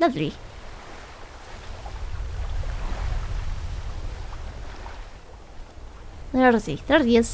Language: English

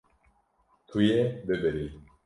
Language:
Kurdish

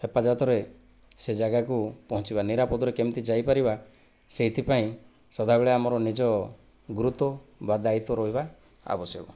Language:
Odia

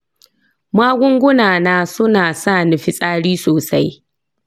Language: Hausa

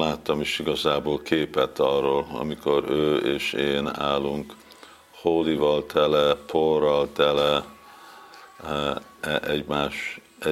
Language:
Hungarian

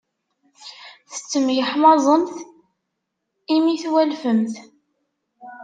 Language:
Kabyle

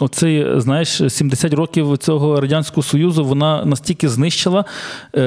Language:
Ukrainian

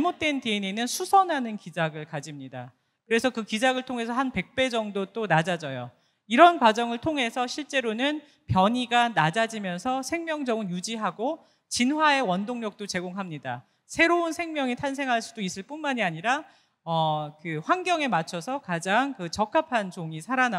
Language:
Korean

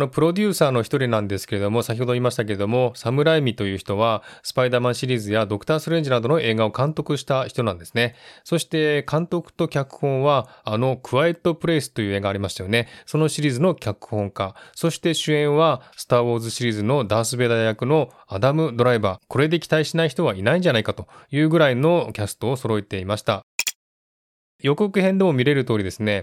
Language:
Japanese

